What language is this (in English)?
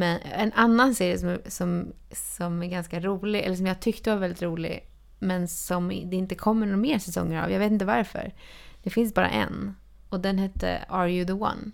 Swedish